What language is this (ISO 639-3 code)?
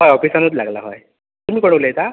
kok